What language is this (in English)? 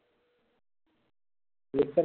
Marathi